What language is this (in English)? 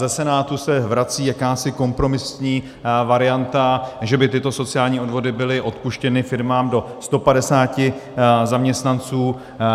Czech